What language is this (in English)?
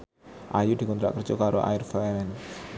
Javanese